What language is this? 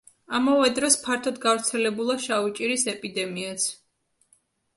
Georgian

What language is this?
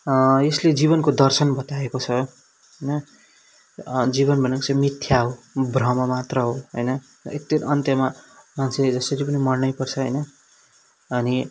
Nepali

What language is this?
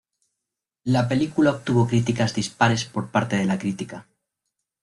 Spanish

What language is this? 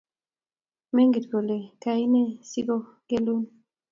Kalenjin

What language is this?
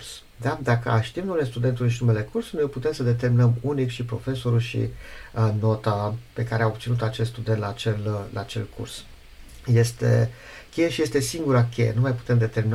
Romanian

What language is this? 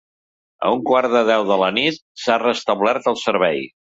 Catalan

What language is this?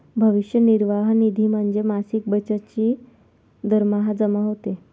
Marathi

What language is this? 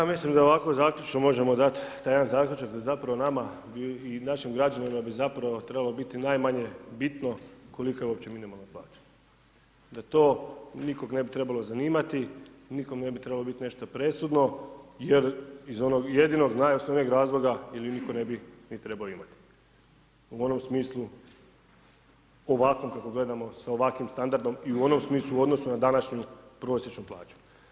Croatian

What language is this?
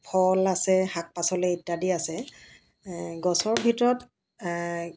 Assamese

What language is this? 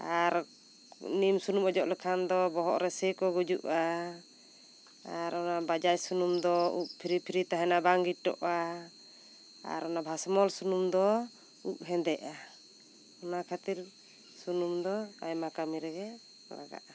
Santali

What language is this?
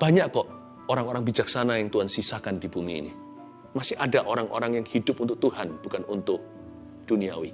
Indonesian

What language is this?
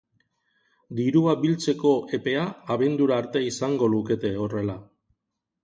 Basque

